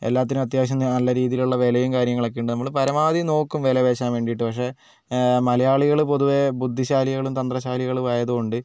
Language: Malayalam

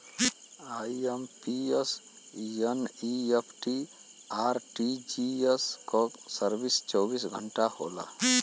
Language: Bhojpuri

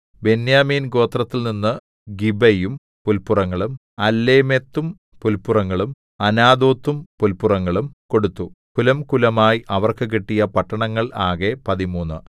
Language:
Malayalam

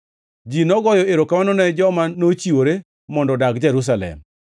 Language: Luo (Kenya and Tanzania)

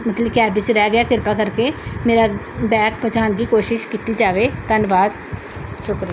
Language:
Punjabi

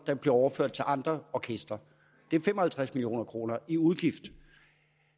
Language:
Danish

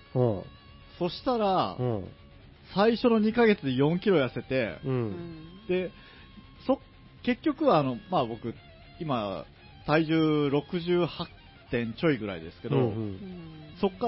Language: Japanese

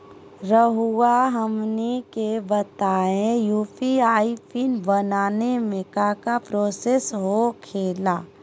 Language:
Magahi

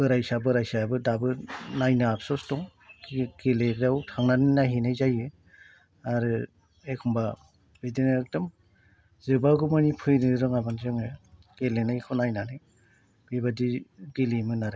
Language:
Bodo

